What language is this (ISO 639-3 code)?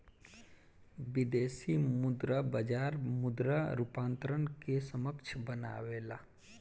bho